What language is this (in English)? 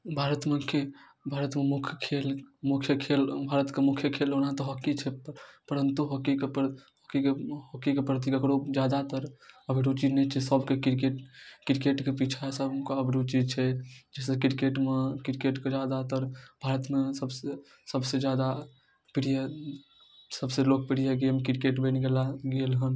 Maithili